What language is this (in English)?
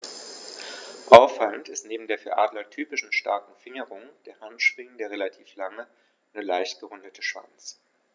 German